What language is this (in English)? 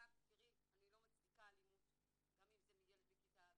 Hebrew